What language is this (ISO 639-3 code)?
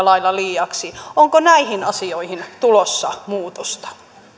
fin